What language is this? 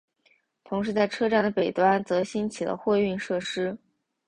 Chinese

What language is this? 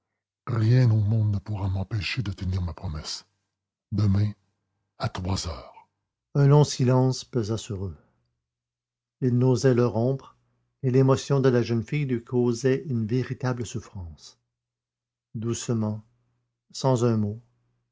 French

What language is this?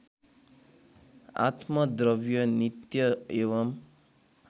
Nepali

